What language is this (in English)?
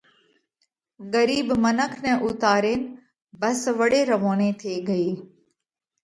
Parkari Koli